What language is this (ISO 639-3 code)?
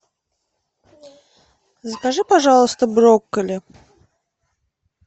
rus